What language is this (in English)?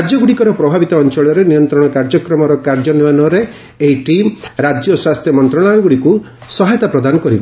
Odia